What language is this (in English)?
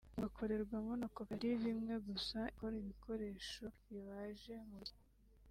Kinyarwanda